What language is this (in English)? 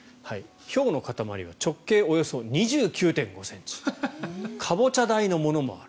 Japanese